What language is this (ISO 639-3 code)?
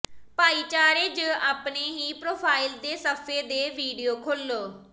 pan